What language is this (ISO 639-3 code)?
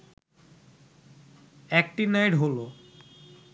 ben